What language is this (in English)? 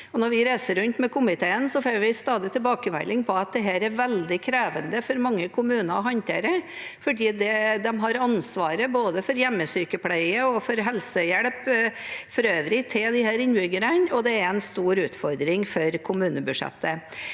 Norwegian